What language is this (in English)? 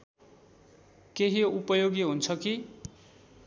Nepali